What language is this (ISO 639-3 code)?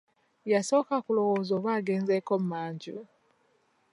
lug